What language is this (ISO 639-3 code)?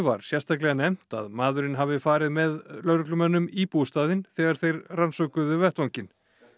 isl